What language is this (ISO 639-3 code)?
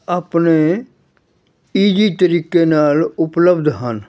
pan